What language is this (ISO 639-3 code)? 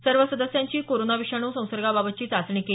mar